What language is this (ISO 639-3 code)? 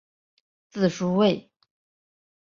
zho